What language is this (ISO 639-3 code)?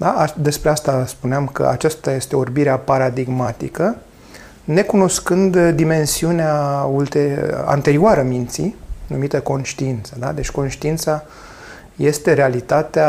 ron